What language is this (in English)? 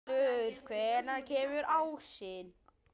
Icelandic